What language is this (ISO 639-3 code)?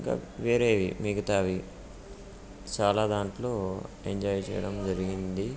tel